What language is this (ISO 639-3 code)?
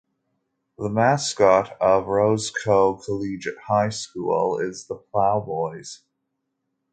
eng